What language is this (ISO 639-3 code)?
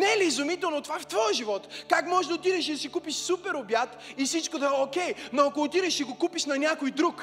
bul